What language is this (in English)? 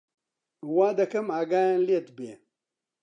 Central Kurdish